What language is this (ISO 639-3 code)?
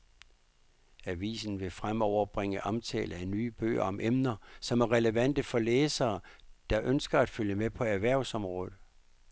dan